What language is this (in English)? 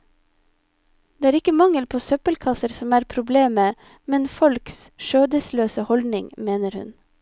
Norwegian